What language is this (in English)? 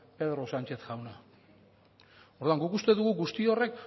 Basque